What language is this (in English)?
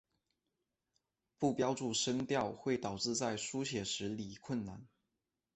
Chinese